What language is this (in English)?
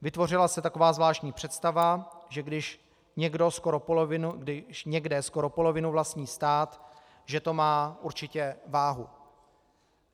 Czech